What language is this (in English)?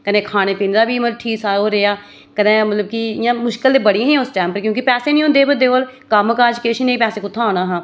Dogri